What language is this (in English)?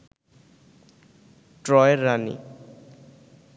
Bangla